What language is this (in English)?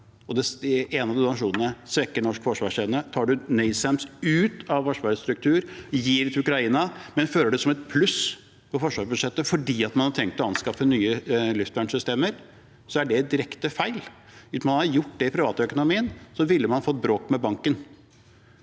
Norwegian